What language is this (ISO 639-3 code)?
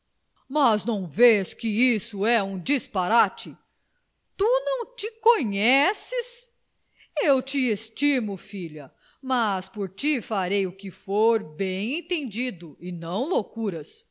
por